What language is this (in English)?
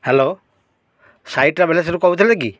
Odia